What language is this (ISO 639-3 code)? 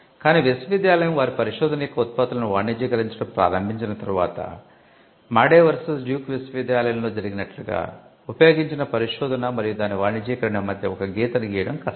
tel